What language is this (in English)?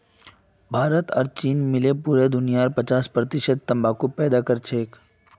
Magahi